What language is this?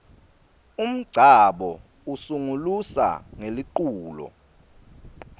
Swati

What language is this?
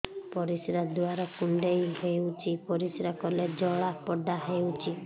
Odia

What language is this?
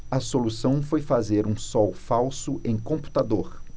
Portuguese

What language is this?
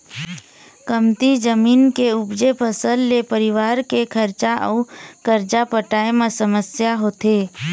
Chhattisgarhi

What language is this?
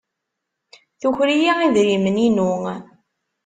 Kabyle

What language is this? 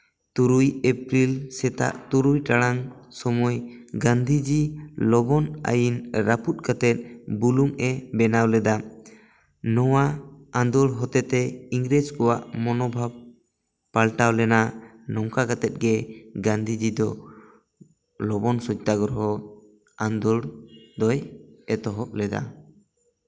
Santali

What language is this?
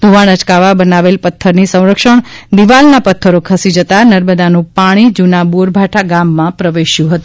Gujarati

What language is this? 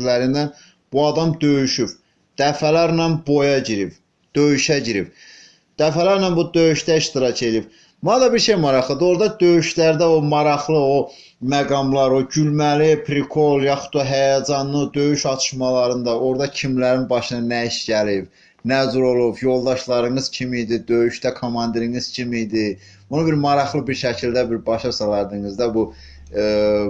Azerbaijani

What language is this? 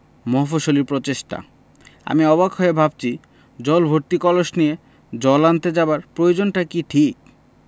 Bangla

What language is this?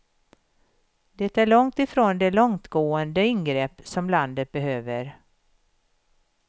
Swedish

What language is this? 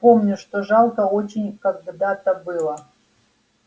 Russian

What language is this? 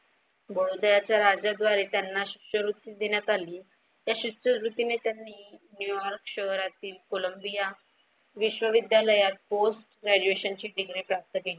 Marathi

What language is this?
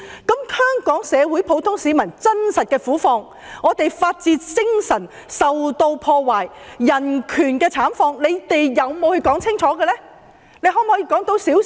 Cantonese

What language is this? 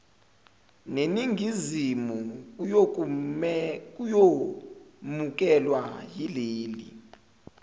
Zulu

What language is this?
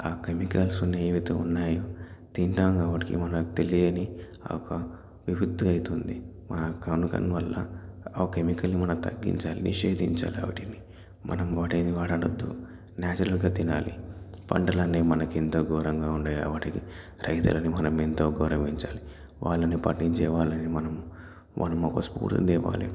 Telugu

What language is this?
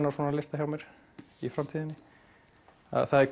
Icelandic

